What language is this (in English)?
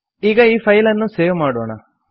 Kannada